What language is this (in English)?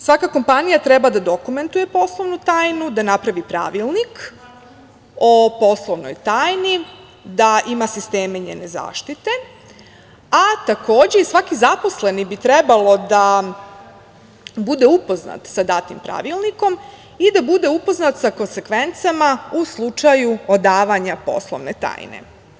Serbian